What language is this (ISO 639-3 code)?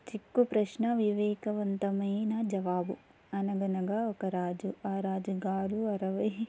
tel